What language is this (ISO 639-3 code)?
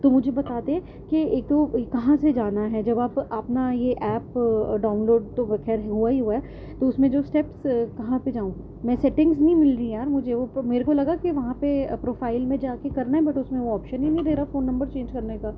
urd